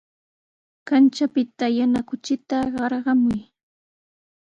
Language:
Sihuas Ancash Quechua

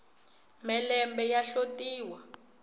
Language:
Tsonga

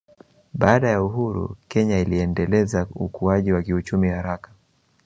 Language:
Swahili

